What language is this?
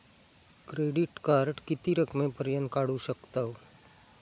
Marathi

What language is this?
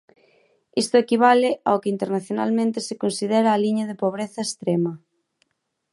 Galician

